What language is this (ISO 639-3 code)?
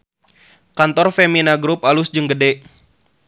sun